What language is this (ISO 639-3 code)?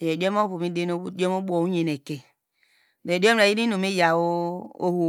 deg